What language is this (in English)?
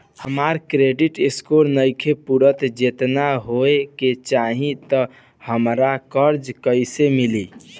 Bhojpuri